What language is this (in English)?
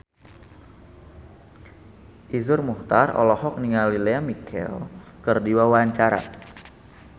Sundanese